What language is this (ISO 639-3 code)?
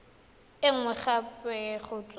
tsn